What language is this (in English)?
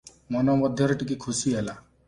Odia